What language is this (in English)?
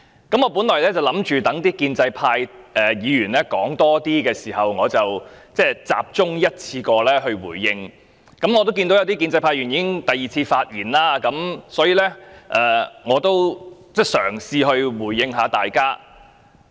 Cantonese